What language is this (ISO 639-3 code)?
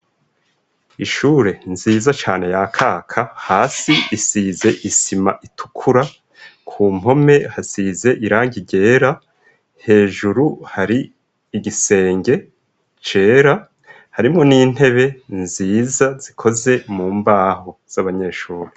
run